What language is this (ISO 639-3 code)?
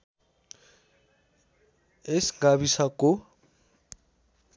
nep